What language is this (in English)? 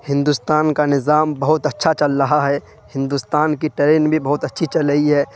Urdu